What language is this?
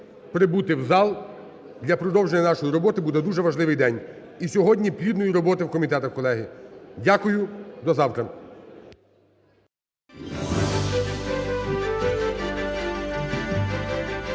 Ukrainian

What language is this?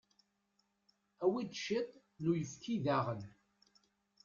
Kabyle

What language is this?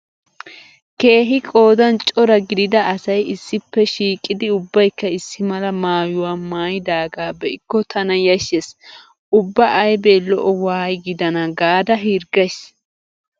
Wolaytta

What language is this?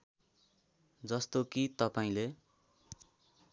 Nepali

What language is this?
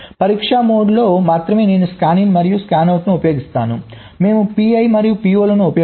Telugu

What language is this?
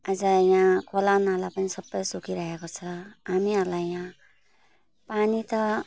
Nepali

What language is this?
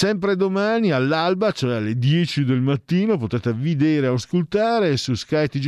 Italian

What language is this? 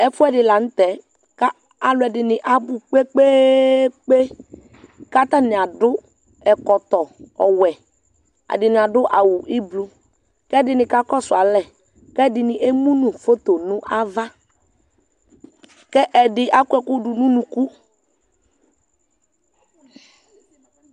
Ikposo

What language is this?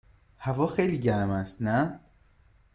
Persian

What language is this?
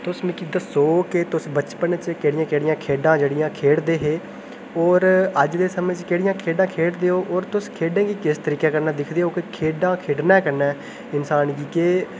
Dogri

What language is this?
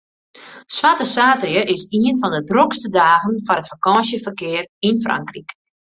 Western Frisian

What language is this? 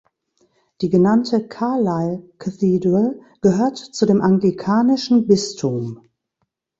German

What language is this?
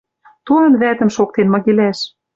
Western Mari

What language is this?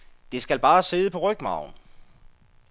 Danish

